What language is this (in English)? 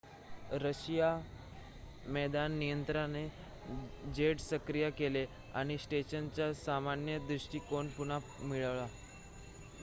Marathi